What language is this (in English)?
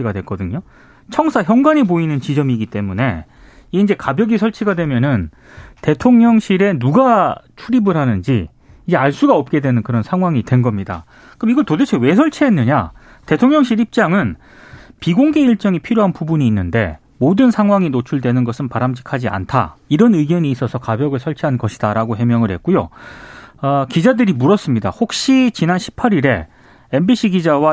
Korean